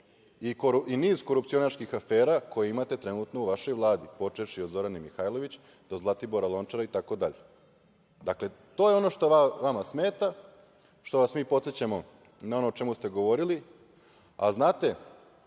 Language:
Serbian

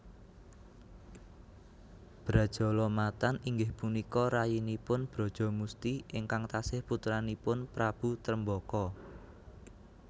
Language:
Javanese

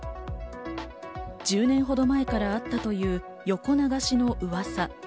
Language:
Japanese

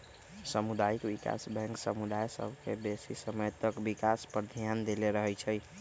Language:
Magahi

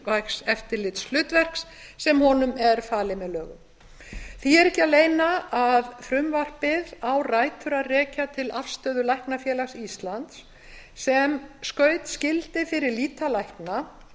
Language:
Icelandic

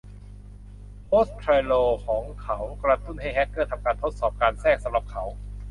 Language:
Thai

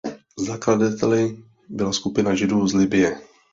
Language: Czech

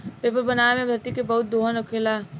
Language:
Bhojpuri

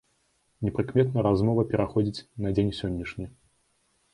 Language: Belarusian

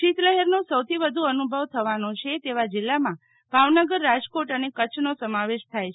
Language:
Gujarati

